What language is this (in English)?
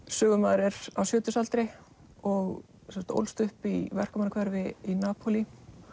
Icelandic